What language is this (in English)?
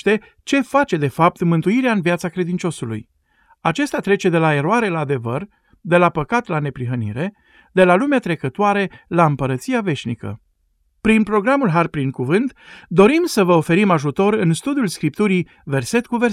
Romanian